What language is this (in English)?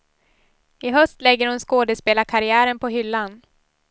Swedish